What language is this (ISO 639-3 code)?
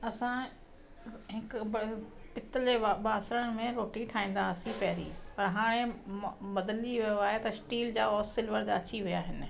snd